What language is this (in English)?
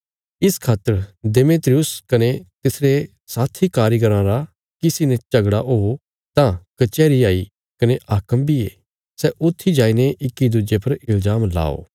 Bilaspuri